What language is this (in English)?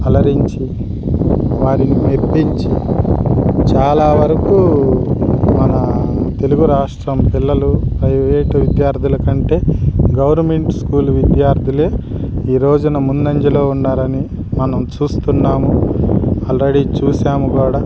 Telugu